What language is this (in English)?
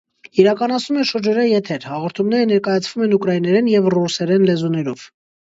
Armenian